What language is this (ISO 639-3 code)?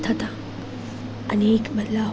guj